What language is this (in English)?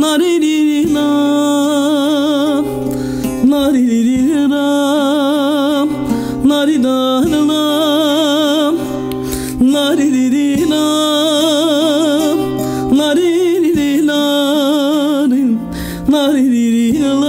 Turkish